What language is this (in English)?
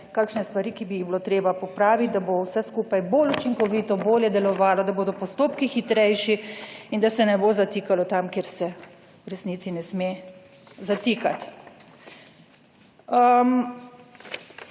Slovenian